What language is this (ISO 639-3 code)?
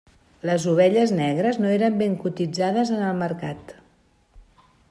cat